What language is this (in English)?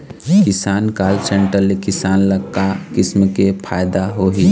Chhattisgarhi